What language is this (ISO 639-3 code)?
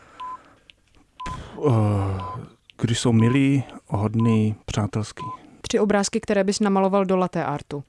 ces